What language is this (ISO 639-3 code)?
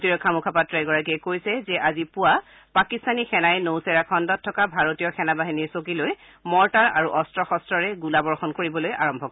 asm